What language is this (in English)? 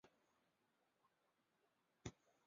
Chinese